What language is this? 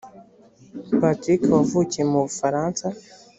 Kinyarwanda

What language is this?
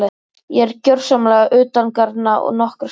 Icelandic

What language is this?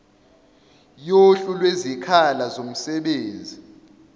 Zulu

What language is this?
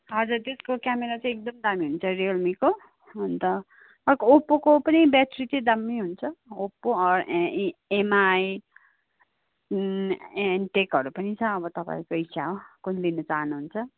Nepali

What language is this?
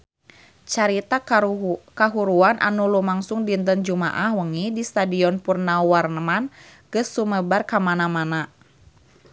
Sundanese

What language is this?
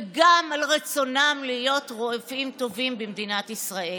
Hebrew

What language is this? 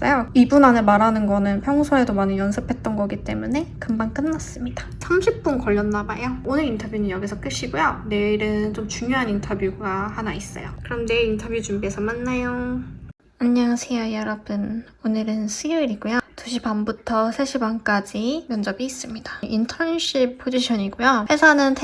Korean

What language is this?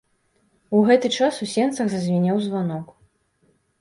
Belarusian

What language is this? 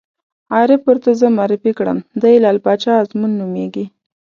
Pashto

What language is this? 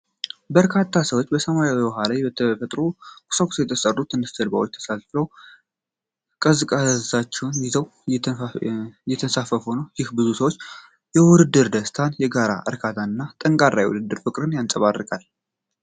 Amharic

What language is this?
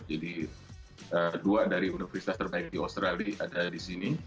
Indonesian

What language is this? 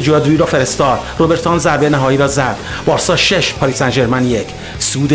Persian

